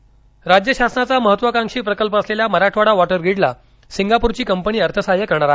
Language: Marathi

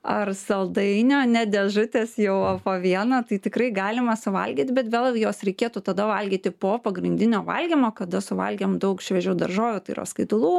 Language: Lithuanian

